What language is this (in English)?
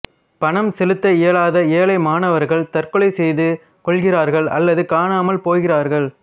Tamil